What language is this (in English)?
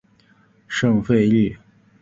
Chinese